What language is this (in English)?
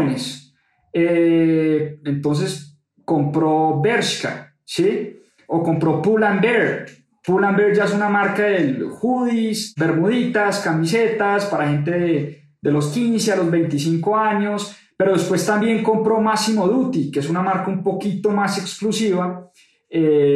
Spanish